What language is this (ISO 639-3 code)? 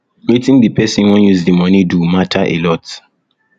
pcm